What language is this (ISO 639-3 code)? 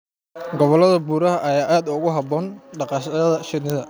som